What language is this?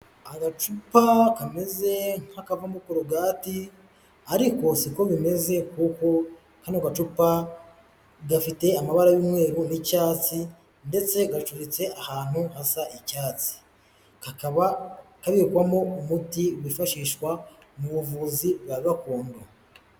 Kinyarwanda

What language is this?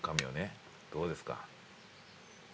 Japanese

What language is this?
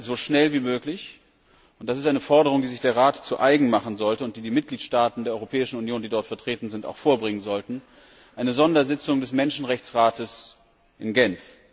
German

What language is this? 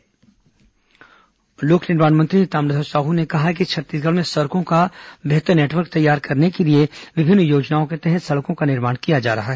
Hindi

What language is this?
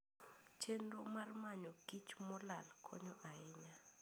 Luo (Kenya and Tanzania)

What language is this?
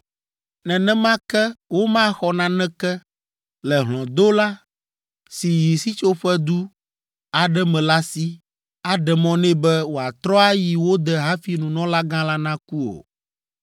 Ewe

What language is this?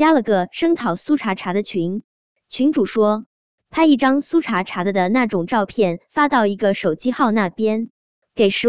Chinese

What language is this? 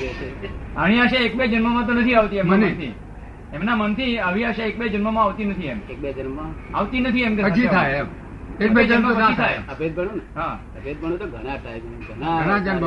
Gujarati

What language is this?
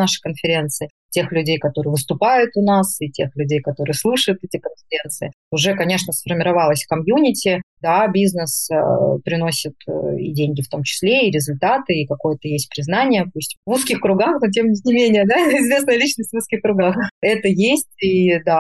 Russian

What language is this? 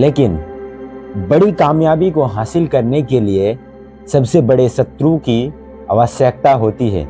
Hindi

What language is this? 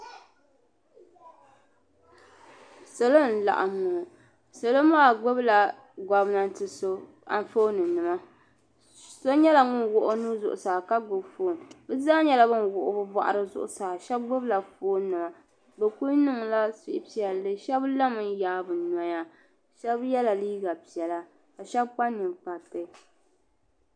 Dagbani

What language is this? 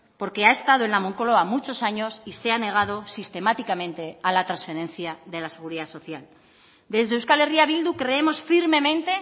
Spanish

